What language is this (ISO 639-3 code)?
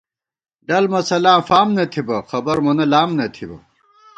gwt